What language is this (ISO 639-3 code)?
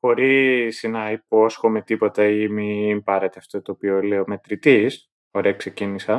ell